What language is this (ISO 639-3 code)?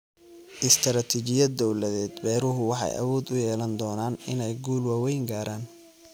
som